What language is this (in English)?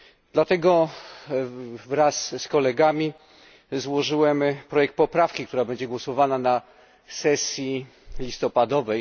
Polish